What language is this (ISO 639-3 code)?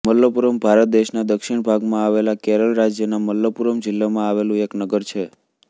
guj